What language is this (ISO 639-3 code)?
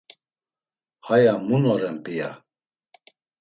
lzz